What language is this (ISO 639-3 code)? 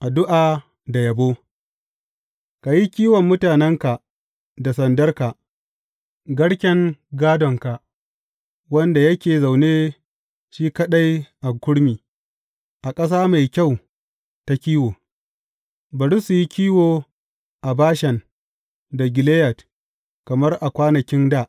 hau